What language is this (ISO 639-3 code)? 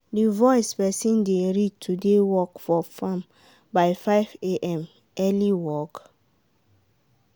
pcm